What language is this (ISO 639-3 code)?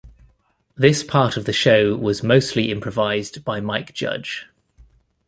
eng